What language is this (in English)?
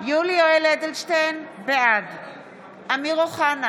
Hebrew